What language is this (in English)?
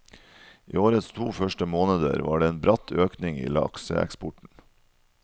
Norwegian